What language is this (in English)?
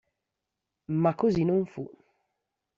Italian